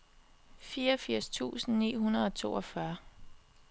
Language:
Danish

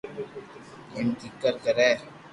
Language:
Loarki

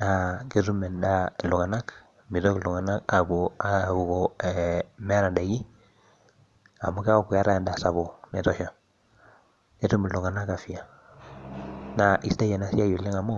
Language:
Masai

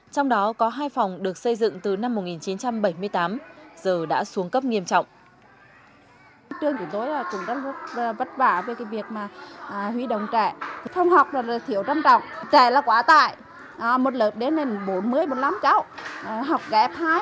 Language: Vietnamese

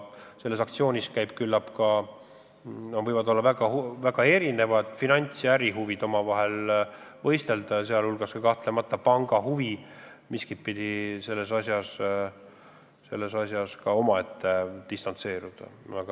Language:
Estonian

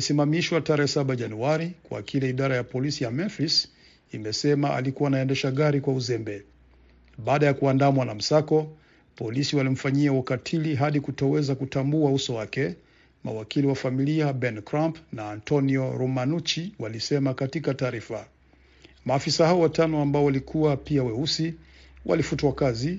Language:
Swahili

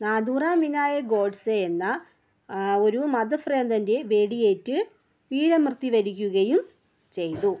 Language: Malayalam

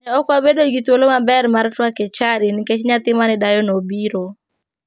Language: Luo (Kenya and Tanzania)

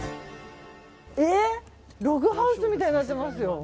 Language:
Japanese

